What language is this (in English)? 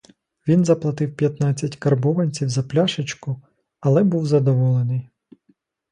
Ukrainian